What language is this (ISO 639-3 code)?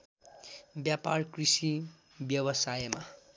nep